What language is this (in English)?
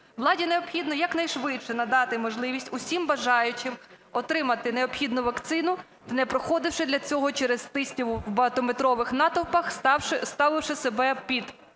Ukrainian